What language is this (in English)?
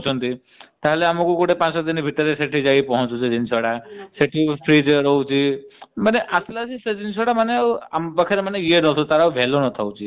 Odia